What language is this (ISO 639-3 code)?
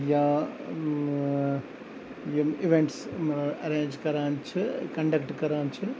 kas